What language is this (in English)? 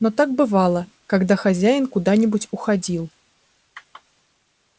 Russian